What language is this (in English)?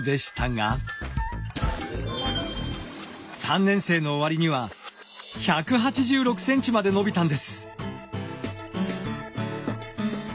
Japanese